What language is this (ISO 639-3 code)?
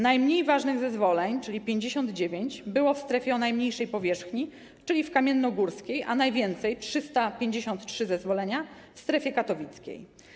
pol